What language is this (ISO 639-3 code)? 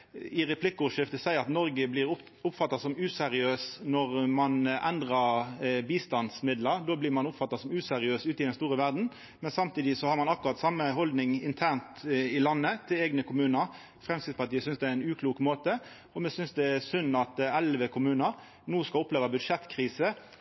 nno